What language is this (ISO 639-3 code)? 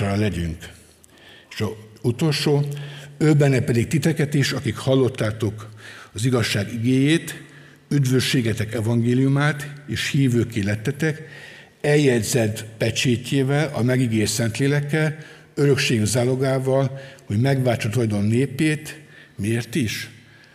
hun